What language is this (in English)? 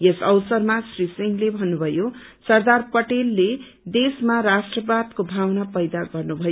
Nepali